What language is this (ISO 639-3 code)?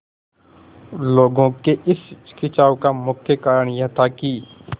hin